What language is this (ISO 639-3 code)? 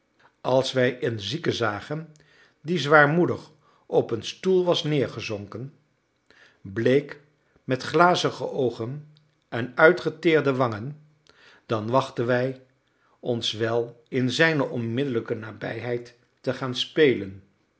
nld